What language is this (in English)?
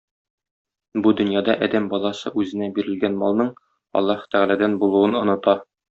Tatar